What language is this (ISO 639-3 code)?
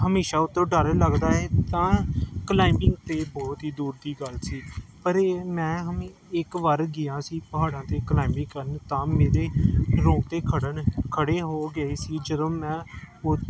pan